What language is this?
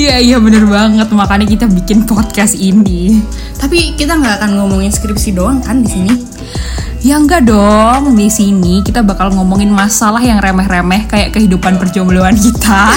Indonesian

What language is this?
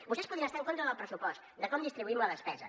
Catalan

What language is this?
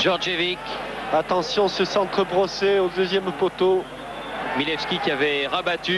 French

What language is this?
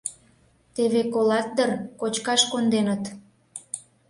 Mari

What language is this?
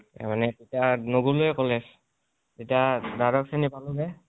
Assamese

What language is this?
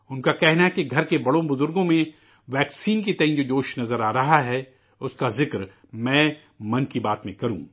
Urdu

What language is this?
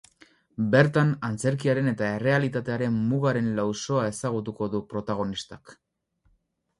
Basque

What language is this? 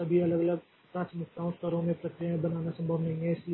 Hindi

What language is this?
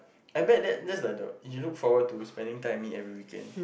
English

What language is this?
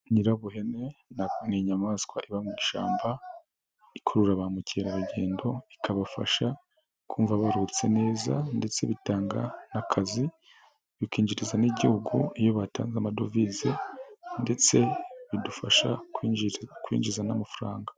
Kinyarwanda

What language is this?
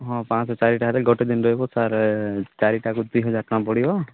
Odia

